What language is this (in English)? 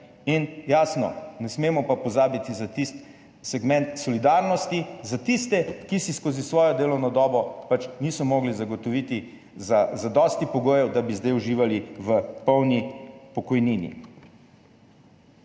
Slovenian